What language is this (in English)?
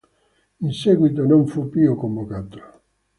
Italian